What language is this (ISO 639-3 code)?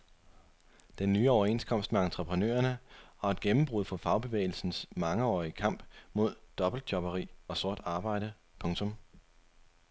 dan